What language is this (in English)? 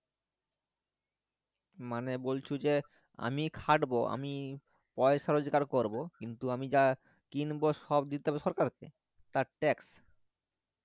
Bangla